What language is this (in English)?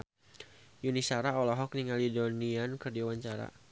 Sundanese